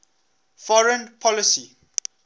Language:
English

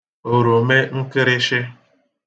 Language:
Igbo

